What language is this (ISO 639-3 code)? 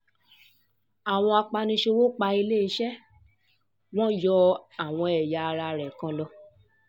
yor